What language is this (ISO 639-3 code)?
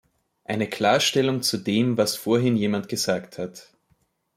deu